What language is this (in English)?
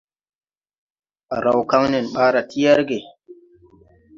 Tupuri